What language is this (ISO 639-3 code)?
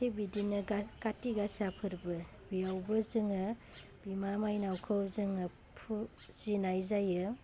brx